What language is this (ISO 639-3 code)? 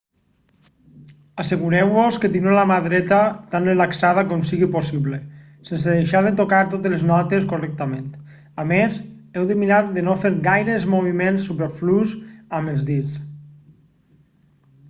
cat